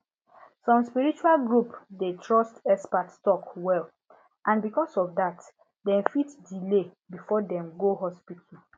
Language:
Nigerian Pidgin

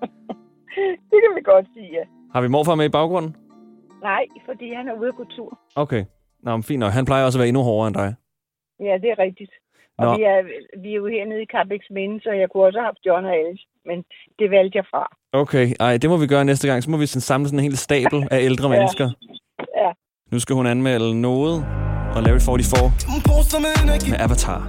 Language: Danish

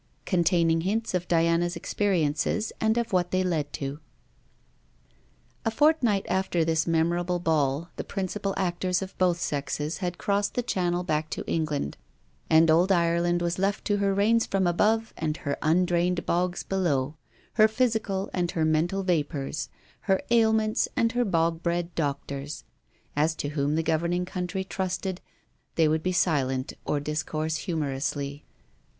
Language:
English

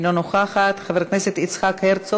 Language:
Hebrew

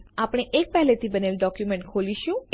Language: Gujarati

